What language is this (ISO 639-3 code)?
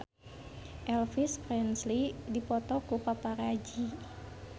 sun